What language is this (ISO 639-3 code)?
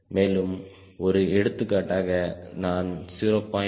tam